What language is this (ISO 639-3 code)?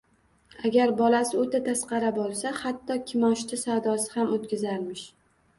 uzb